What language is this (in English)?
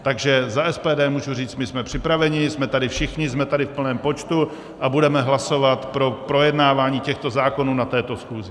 Czech